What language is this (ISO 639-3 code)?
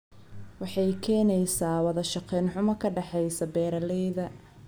som